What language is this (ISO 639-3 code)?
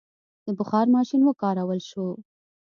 pus